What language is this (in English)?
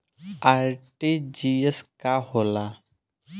Bhojpuri